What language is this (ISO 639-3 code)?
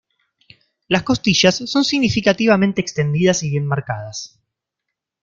spa